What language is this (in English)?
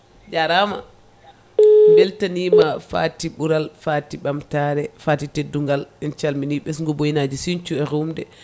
Fula